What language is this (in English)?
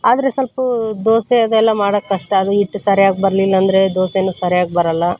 Kannada